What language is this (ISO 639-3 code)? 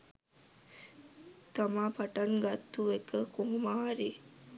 sin